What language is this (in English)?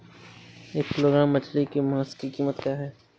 Hindi